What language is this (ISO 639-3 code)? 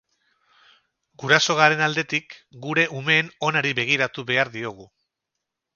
eus